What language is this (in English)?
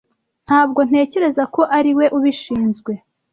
Kinyarwanda